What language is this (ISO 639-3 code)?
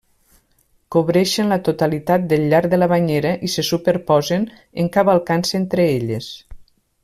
cat